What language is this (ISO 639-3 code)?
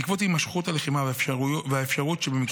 heb